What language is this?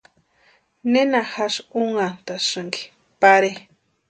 Western Highland Purepecha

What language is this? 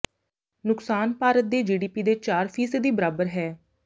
Punjabi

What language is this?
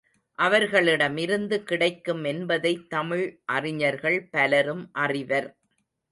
Tamil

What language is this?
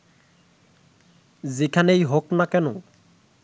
Bangla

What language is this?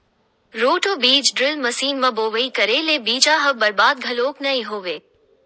Chhattisgarhi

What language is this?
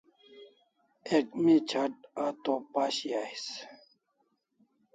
Kalasha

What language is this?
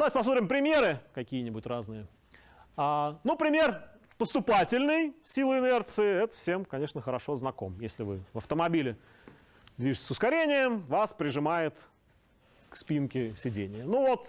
Russian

